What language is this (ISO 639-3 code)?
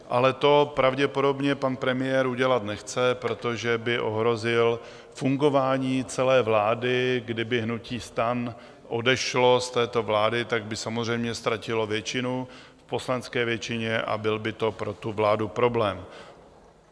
ces